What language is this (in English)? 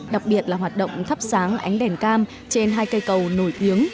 Vietnamese